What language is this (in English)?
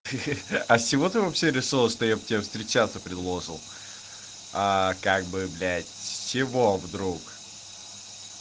Russian